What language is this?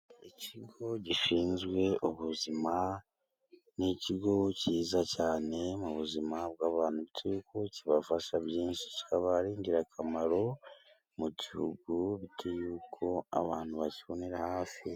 Kinyarwanda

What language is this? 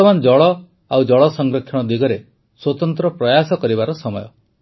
Odia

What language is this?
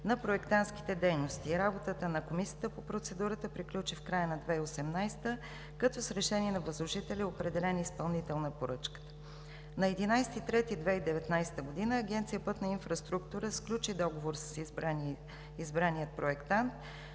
Bulgarian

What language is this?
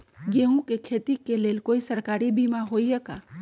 Magahi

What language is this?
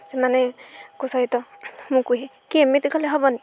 Odia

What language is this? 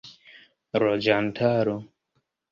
Esperanto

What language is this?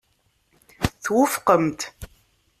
Kabyle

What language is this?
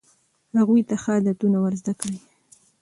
Pashto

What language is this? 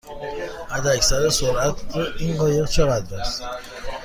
Persian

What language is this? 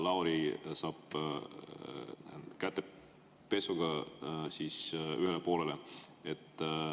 Estonian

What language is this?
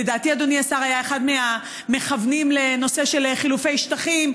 Hebrew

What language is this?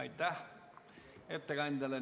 Estonian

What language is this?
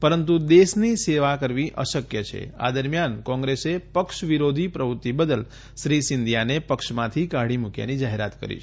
Gujarati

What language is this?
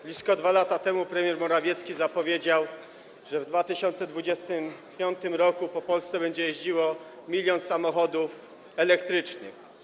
Polish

